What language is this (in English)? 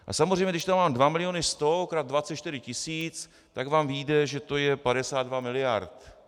Czech